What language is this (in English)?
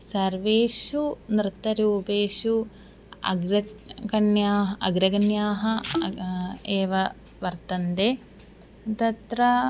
Sanskrit